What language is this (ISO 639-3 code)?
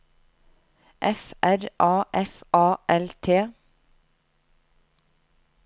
nor